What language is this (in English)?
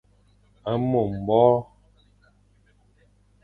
Fang